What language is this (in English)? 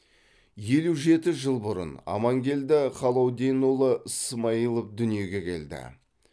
Kazakh